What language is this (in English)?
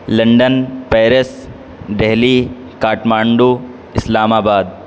Urdu